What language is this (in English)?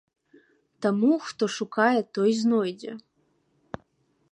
Belarusian